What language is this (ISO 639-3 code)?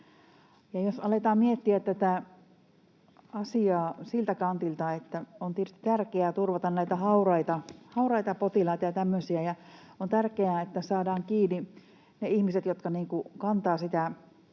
fin